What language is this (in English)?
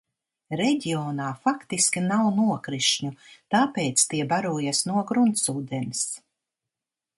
Latvian